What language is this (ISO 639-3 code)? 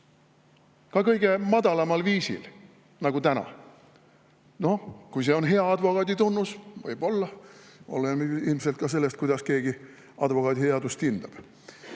est